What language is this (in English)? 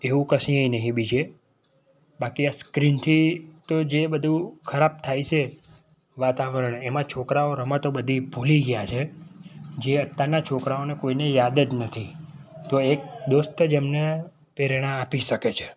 Gujarati